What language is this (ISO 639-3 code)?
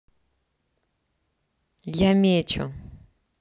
rus